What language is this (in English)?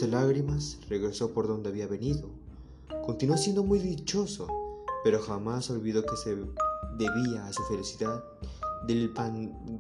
Spanish